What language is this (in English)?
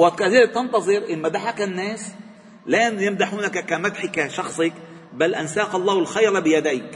Arabic